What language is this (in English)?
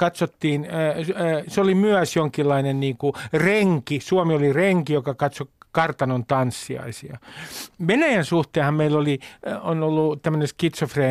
Finnish